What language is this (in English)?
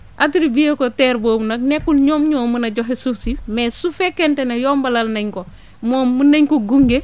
Wolof